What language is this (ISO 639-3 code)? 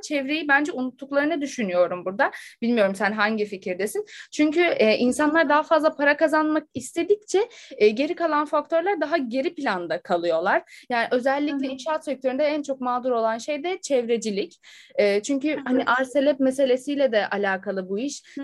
tur